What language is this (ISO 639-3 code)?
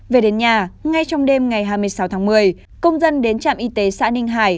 vie